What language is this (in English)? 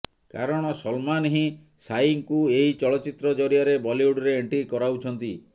Odia